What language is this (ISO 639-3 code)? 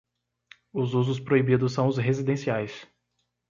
por